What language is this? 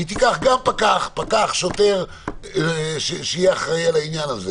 Hebrew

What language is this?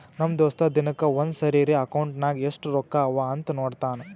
Kannada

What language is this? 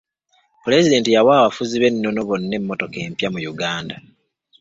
Ganda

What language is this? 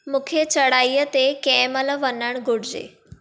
Sindhi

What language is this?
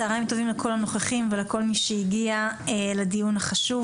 Hebrew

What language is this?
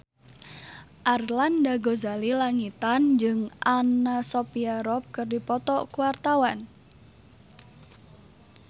Sundanese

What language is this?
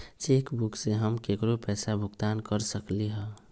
Magahi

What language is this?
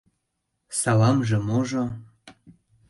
Mari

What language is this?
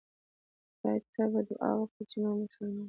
Pashto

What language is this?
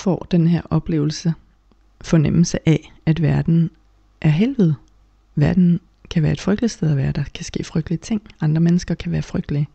Danish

